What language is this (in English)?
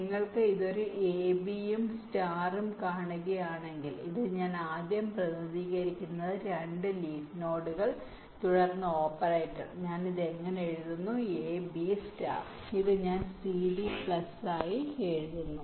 Malayalam